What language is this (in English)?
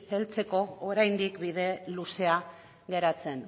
Basque